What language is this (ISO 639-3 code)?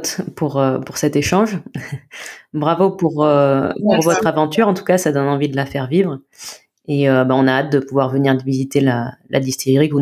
fra